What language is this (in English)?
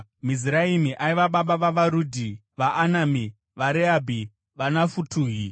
Shona